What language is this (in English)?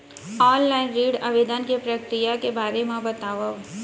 Chhattisgarhi